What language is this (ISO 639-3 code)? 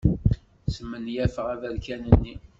kab